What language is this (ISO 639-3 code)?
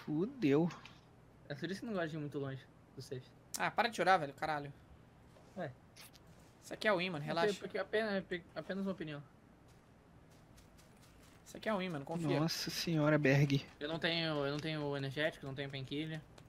por